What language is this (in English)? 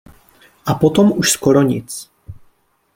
Czech